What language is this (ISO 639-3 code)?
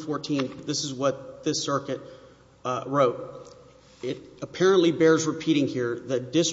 eng